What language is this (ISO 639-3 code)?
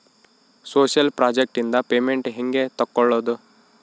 kan